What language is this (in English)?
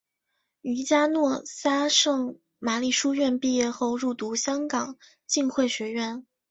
Chinese